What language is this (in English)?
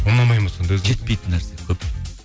Kazakh